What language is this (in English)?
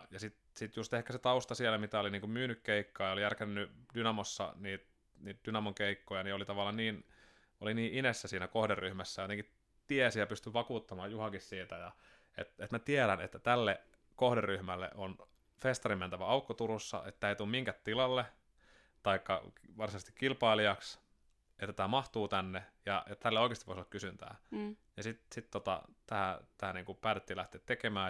Finnish